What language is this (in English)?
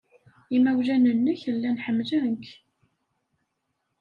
Kabyle